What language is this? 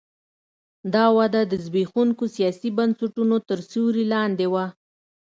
Pashto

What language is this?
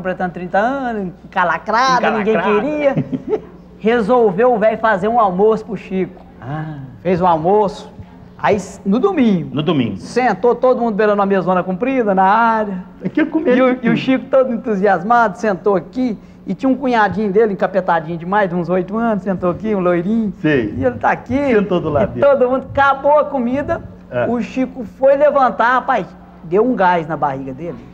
Portuguese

